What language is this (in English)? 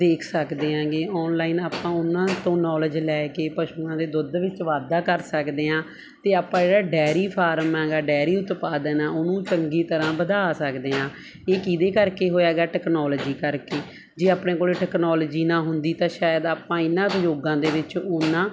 Punjabi